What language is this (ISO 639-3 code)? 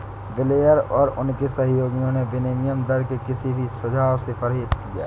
hin